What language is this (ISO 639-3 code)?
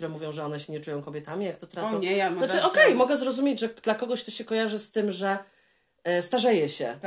pol